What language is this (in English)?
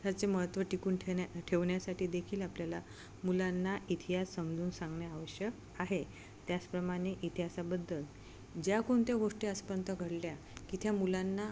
Marathi